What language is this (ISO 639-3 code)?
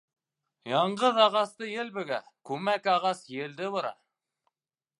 bak